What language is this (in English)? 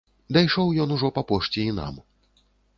Belarusian